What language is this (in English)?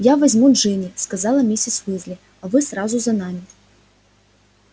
Russian